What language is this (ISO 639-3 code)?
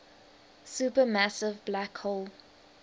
eng